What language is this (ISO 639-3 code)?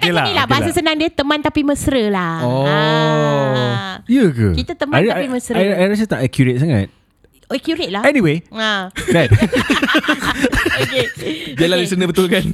msa